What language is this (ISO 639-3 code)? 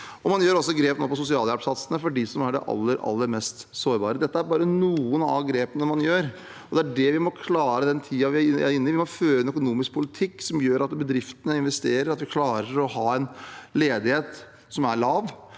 nor